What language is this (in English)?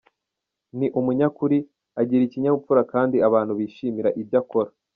Kinyarwanda